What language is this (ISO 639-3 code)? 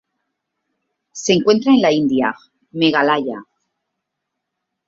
spa